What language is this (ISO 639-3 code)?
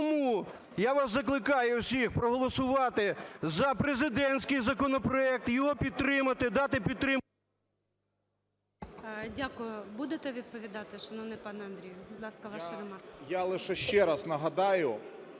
ukr